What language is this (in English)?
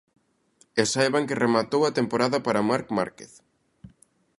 Galician